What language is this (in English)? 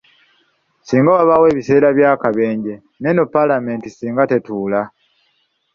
Ganda